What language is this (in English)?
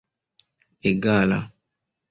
Esperanto